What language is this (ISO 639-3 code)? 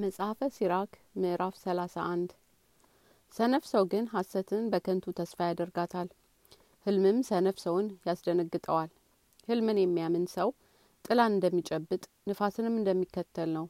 amh